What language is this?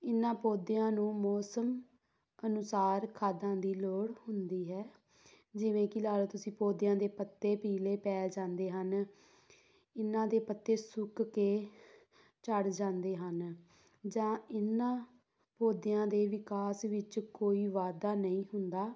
Punjabi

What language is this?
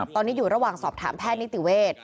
Thai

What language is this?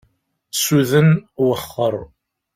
Kabyle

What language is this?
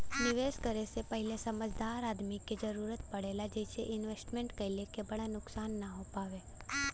Bhojpuri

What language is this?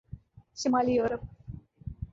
Urdu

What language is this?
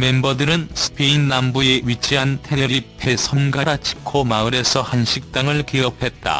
Korean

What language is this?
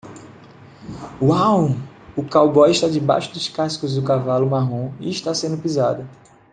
Portuguese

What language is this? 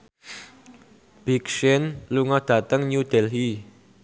Javanese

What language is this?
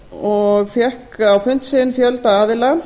Icelandic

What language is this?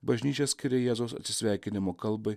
Lithuanian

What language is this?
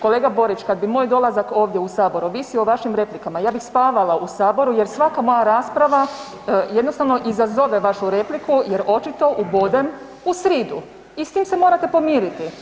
Croatian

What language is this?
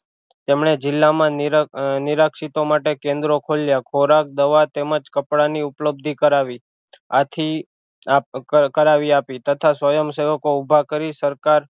Gujarati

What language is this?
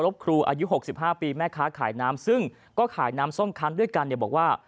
Thai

